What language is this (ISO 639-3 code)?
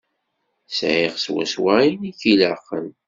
kab